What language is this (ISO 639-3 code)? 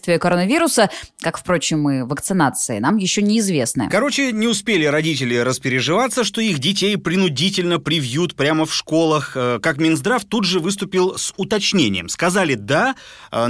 rus